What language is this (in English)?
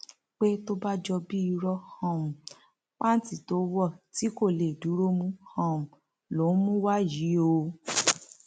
Yoruba